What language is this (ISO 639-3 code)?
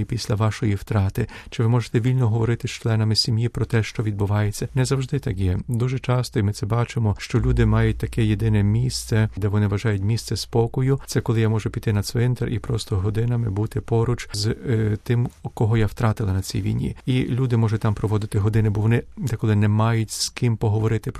ukr